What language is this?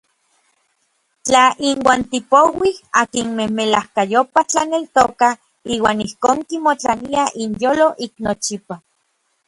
Orizaba Nahuatl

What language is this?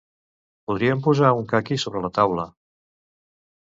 Catalan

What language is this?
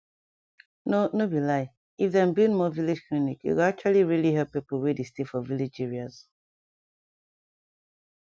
Nigerian Pidgin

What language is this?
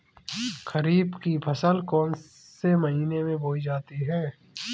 Hindi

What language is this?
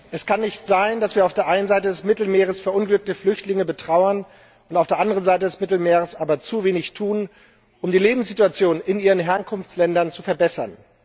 German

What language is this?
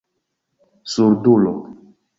Esperanto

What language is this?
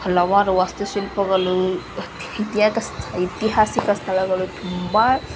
Kannada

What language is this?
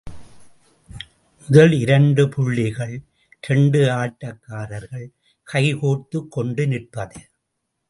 Tamil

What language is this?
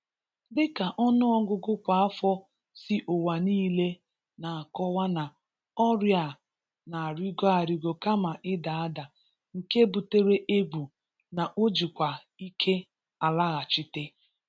Igbo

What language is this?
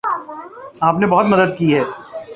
Urdu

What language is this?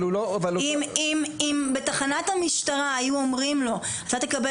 Hebrew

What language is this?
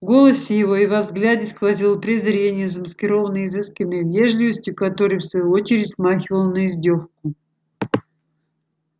Russian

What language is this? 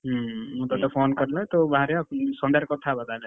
Odia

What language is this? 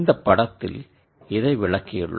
Tamil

